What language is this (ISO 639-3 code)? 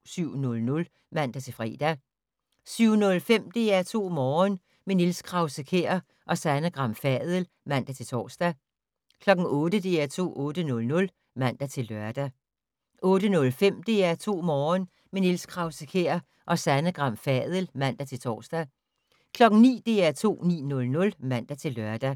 dan